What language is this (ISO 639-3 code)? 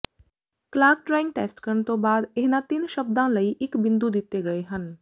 pan